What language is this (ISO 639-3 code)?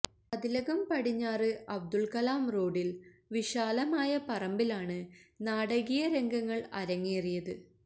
mal